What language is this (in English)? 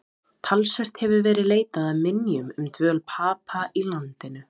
Icelandic